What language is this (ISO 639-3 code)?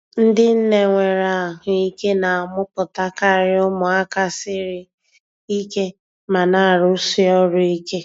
ibo